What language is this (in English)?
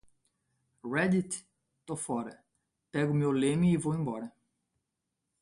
Portuguese